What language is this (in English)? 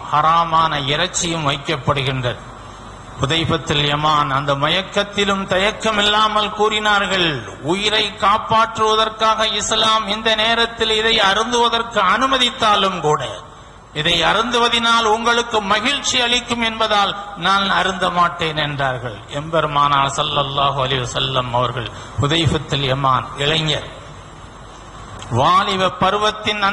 Arabic